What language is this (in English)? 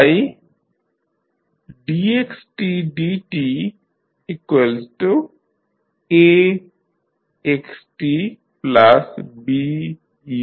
Bangla